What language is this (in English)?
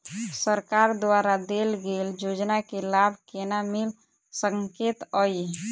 Maithili